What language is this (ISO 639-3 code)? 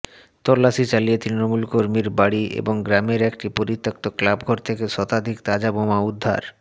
ben